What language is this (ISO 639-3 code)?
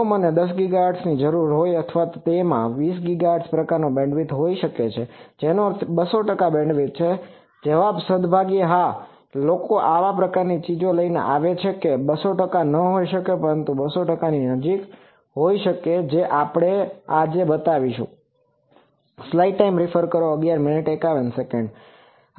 guj